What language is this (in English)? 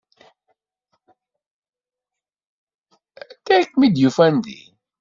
Kabyle